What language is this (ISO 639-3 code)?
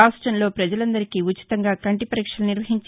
tel